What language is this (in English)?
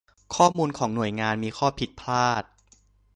Thai